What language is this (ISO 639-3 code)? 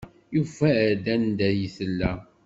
kab